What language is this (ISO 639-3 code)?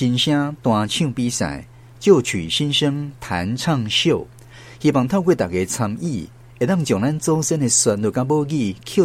zho